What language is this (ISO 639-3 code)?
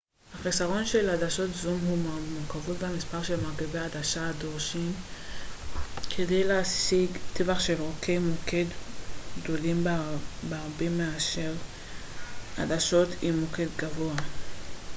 heb